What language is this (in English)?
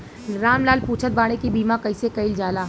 Bhojpuri